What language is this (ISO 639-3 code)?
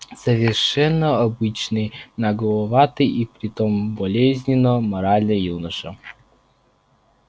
rus